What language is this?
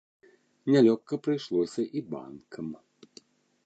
Belarusian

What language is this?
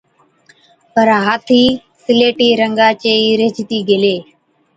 Od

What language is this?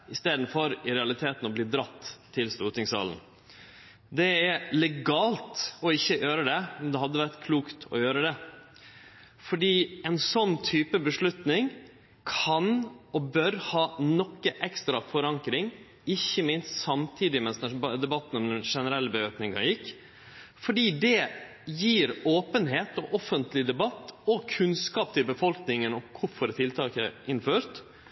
Norwegian Nynorsk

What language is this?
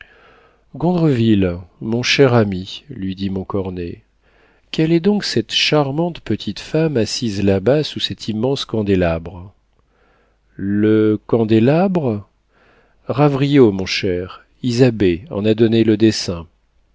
French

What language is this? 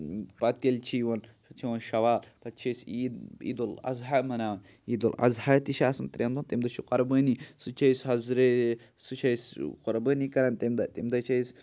Kashmiri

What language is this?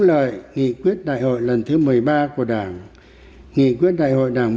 Vietnamese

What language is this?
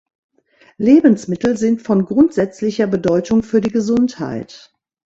German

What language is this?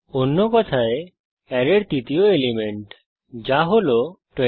Bangla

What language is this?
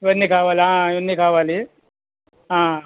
Telugu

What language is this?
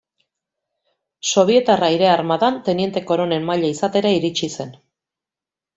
Basque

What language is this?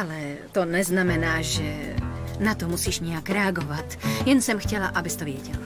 Czech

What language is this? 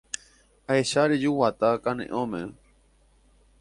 Guarani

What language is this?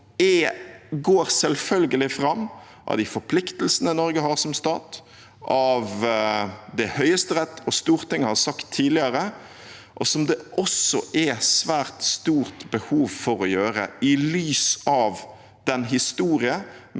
Norwegian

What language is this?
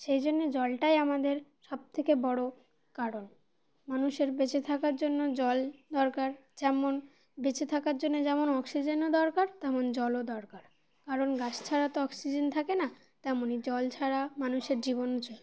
Bangla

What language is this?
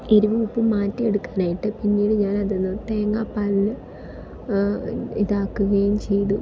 Malayalam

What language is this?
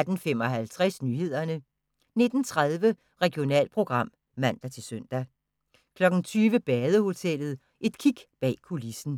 Danish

